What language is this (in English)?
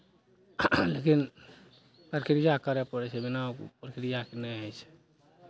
Maithili